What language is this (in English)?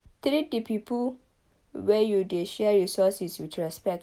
Nigerian Pidgin